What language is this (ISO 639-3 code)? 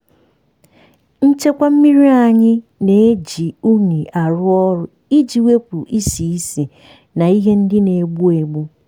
ibo